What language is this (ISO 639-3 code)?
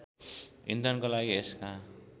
nep